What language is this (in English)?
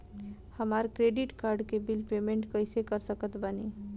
Bhojpuri